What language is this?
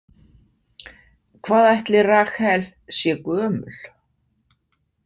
Icelandic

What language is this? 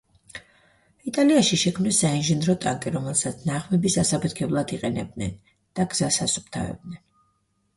Georgian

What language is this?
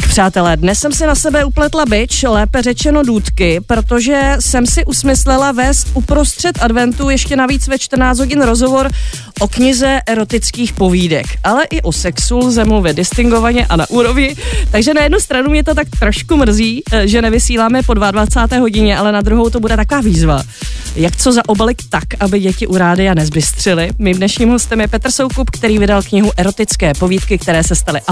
Czech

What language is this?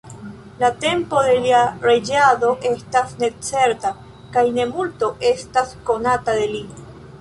Esperanto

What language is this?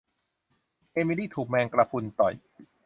Thai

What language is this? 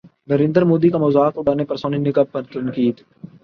Urdu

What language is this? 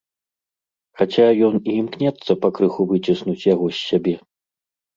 Belarusian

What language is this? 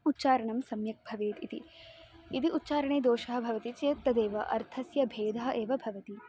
Sanskrit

